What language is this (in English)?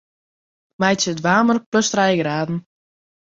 Western Frisian